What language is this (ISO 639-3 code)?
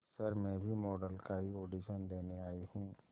hin